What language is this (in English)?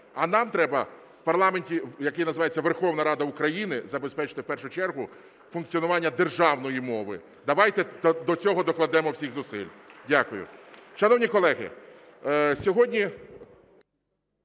Ukrainian